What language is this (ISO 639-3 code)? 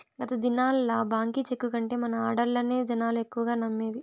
tel